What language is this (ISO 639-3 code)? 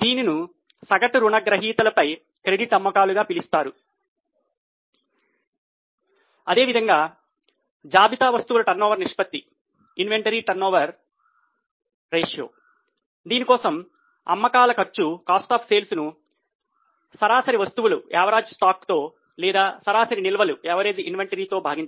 tel